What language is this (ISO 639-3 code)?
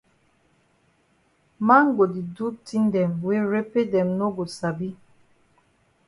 wes